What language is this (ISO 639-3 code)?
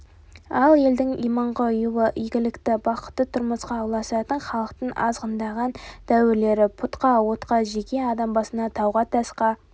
kaz